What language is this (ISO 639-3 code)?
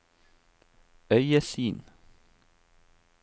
nor